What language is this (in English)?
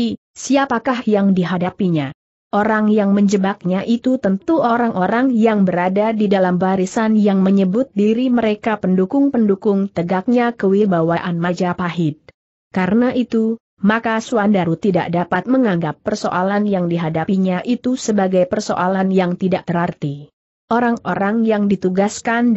Indonesian